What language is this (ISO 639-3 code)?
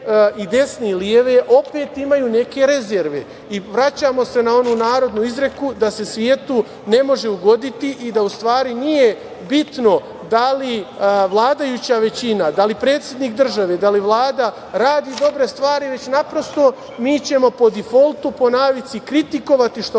srp